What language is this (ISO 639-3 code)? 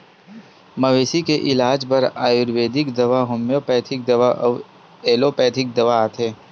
hne